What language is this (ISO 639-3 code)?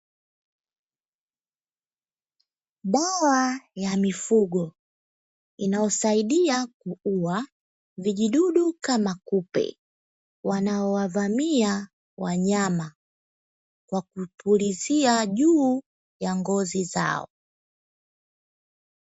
swa